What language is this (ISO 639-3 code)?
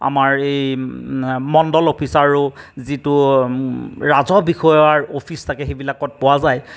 asm